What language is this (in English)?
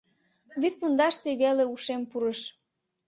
Mari